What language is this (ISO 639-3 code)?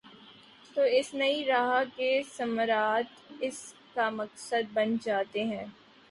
urd